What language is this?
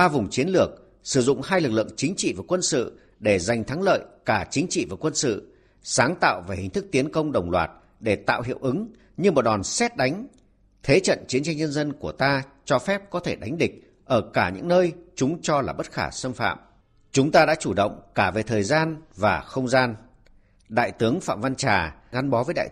Vietnamese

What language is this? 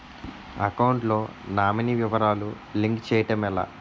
Telugu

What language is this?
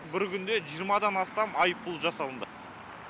Kazakh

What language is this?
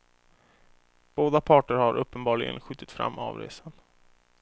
Swedish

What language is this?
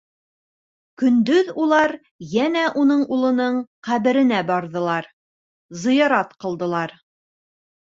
Bashkir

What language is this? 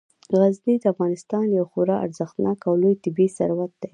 Pashto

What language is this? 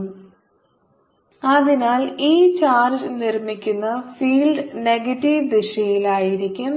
Malayalam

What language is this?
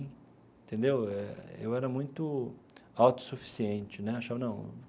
Portuguese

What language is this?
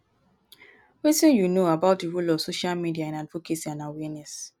Nigerian Pidgin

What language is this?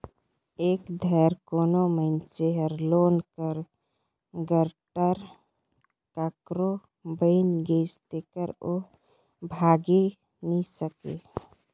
Chhattisgarhi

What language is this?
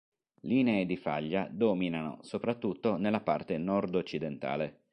Italian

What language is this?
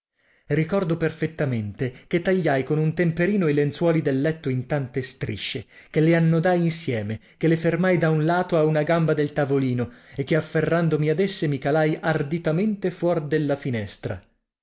Italian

